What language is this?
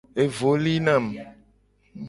Gen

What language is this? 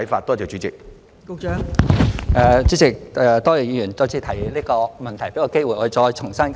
Cantonese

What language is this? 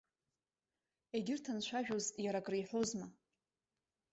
Abkhazian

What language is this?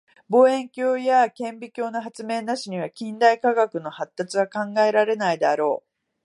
Japanese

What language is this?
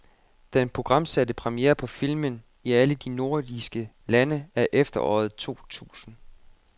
Danish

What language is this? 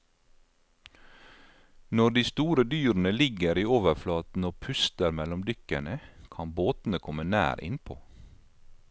Norwegian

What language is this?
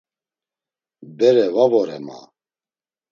Laz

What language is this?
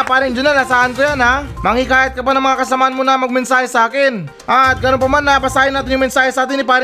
Filipino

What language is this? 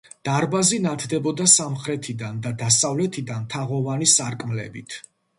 Georgian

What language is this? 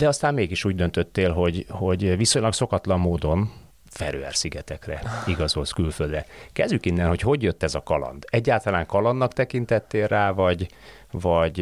Hungarian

